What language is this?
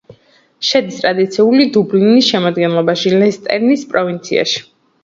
Georgian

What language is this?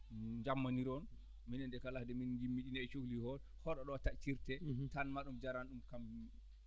Fula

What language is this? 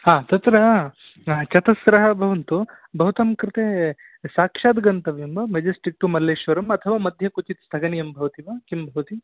Sanskrit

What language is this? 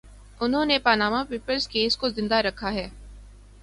Urdu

